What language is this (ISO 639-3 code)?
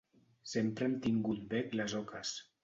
cat